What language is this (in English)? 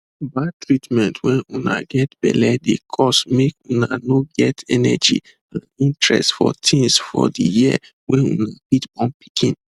Nigerian Pidgin